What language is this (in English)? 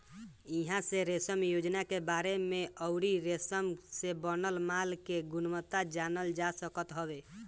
Bhojpuri